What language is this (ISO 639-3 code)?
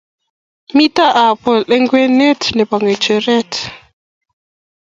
kln